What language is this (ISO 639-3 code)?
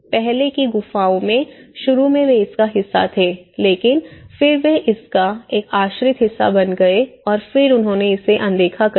hin